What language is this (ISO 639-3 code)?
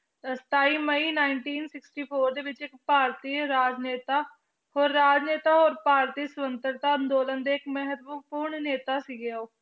pan